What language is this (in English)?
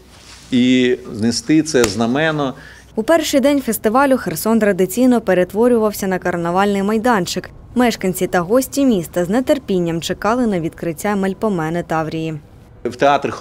Ukrainian